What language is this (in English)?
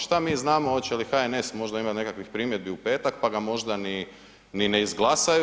Croatian